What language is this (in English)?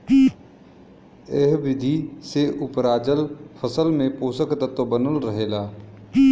Bhojpuri